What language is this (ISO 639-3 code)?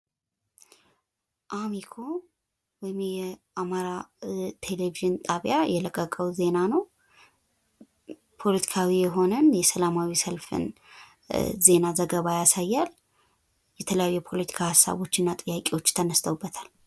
amh